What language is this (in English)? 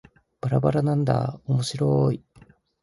Japanese